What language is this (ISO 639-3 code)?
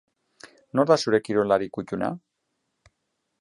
eus